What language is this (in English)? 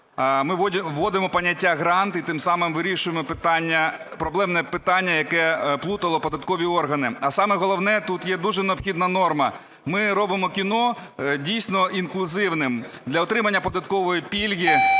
Ukrainian